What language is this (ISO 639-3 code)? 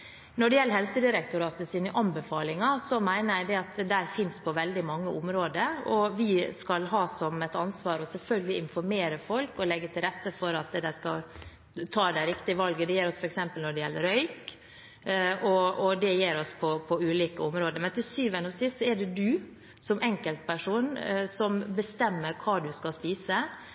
nob